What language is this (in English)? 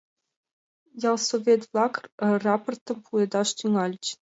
Mari